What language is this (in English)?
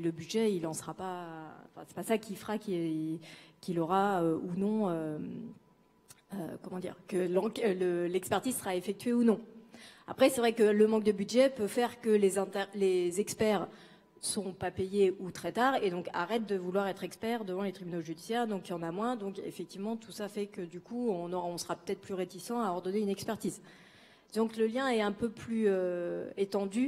French